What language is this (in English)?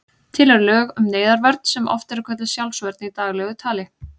Icelandic